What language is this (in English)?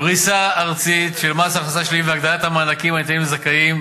Hebrew